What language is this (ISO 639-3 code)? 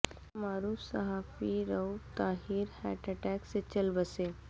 urd